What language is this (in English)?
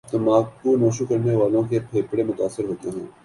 Urdu